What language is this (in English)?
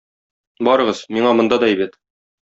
Tatar